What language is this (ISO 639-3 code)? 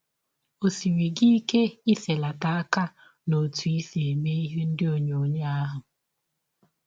ibo